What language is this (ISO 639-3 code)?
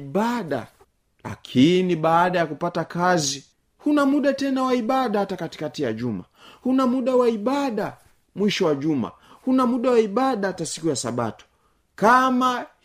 swa